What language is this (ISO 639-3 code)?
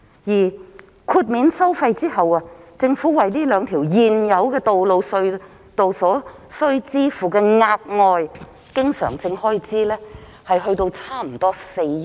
yue